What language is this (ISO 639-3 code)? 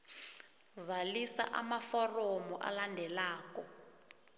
nbl